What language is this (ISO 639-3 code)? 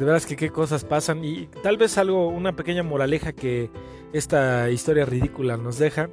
spa